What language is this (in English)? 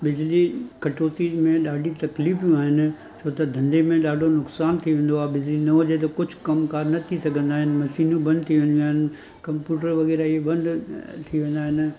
Sindhi